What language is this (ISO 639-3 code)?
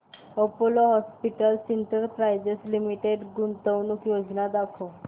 mar